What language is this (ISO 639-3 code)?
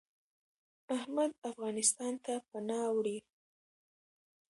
pus